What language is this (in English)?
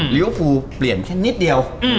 Thai